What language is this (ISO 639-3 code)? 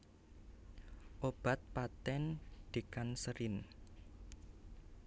jav